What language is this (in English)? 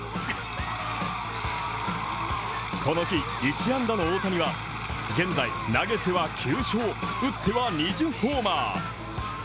Japanese